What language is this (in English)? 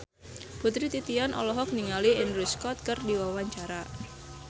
Sundanese